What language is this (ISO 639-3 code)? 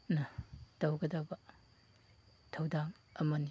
mni